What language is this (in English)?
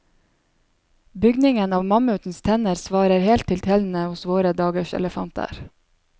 Norwegian